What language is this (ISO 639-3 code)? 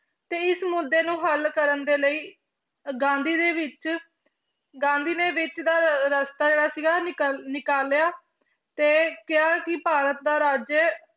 pan